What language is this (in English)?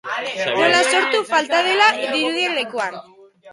Basque